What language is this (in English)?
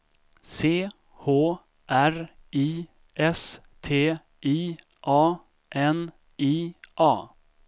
Swedish